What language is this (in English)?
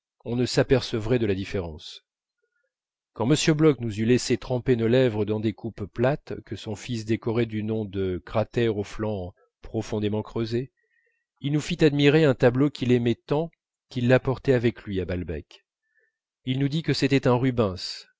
French